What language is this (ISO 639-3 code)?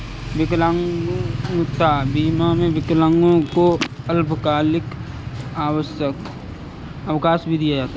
hin